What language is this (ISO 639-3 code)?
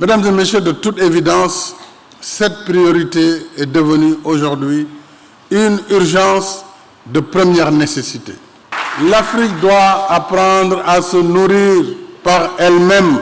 fra